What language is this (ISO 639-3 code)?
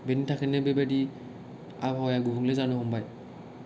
brx